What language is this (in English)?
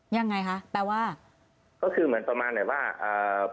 Thai